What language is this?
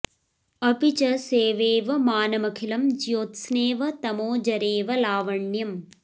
Sanskrit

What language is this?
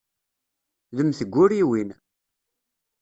Kabyle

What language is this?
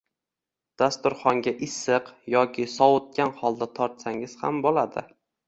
Uzbek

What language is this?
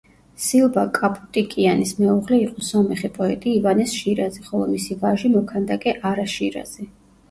Georgian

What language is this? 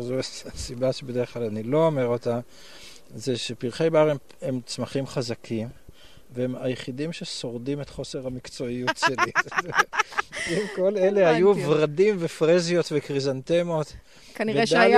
Hebrew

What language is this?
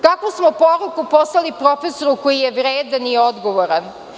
Serbian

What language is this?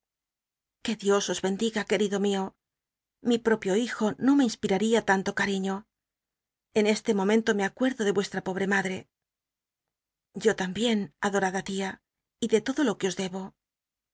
Spanish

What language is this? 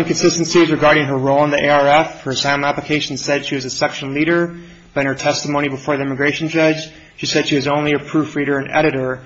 English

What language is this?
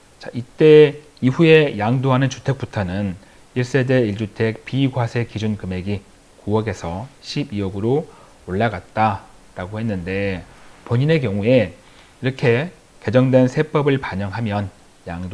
Korean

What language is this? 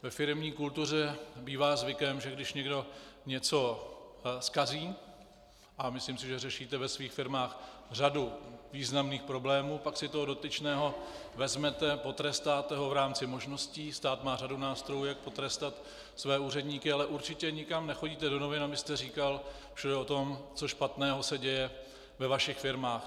Czech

